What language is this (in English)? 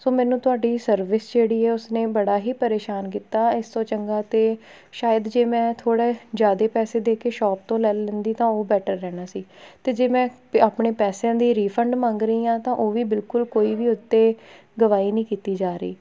Punjabi